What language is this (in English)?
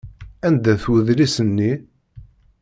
Kabyle